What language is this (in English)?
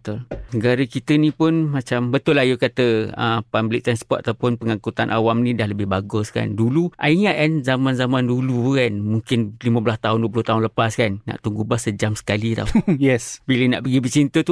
Malay